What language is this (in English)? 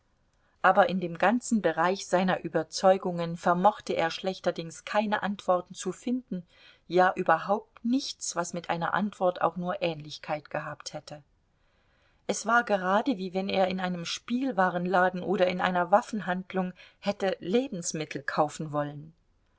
German